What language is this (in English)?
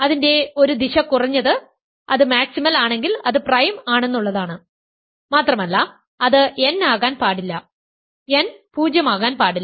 Malayalam